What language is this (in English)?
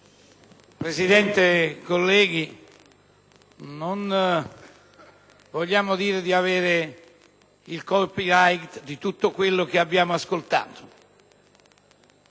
Italian